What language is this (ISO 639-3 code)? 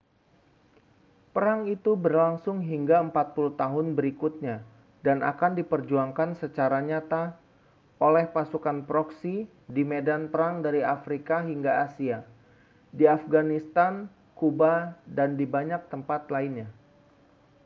ind